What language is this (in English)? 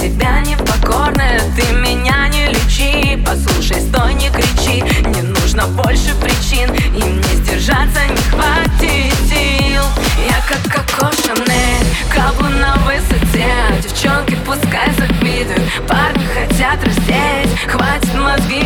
Russian